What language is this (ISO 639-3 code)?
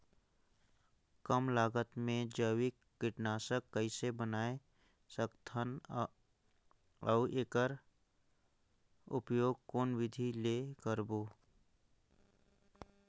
hne